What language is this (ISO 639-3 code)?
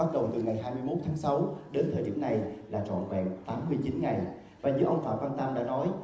vie